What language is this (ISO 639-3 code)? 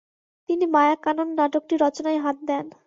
ben